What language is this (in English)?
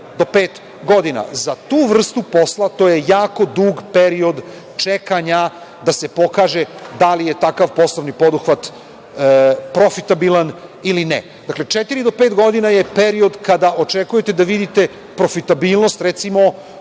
Serbian